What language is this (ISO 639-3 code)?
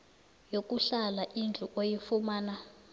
nbl